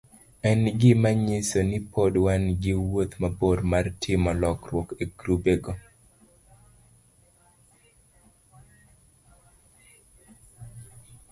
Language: Luo (Kenya and Tanzania)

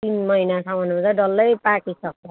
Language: Nepali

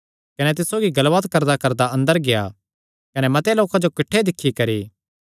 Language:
Kangri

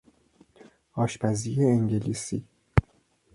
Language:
Persian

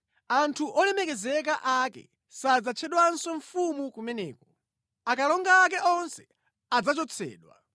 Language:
Nyanja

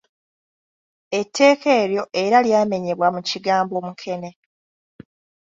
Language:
Ganda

